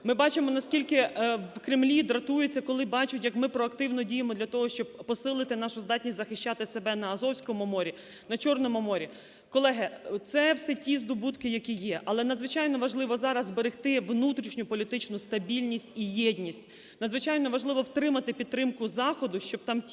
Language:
Ukrainian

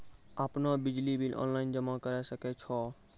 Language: Maithili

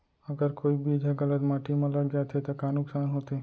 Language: Chhattisgarhi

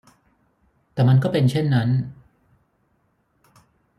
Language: Thai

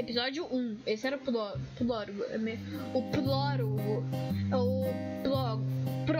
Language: Portuguese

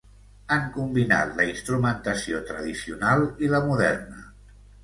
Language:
Catalan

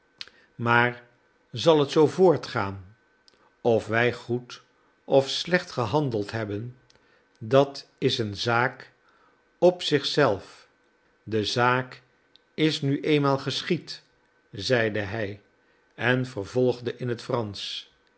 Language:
Dutch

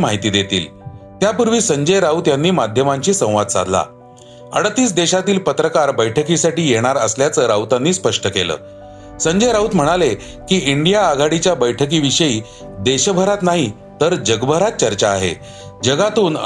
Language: Marathi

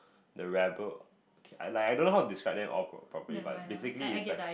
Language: English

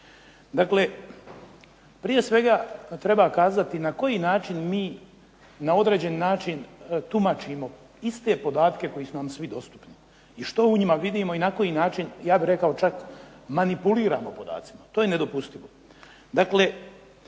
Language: Croatian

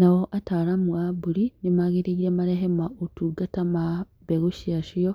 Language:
Kikuyu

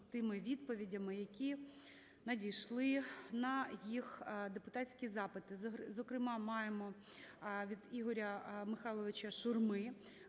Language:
Ukrainian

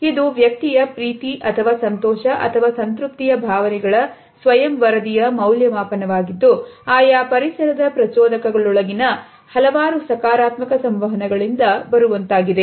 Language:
Kannada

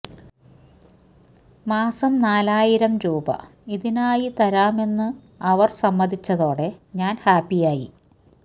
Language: Malayalam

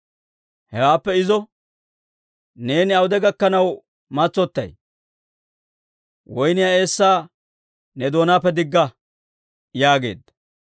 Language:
Dawro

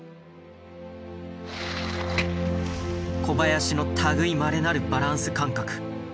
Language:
Japanese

